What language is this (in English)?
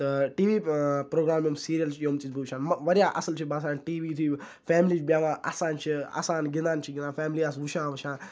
Kashmiri